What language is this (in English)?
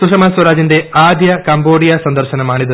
Malayalam